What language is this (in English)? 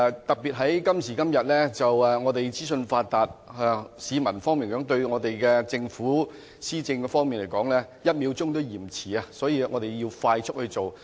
Cantonese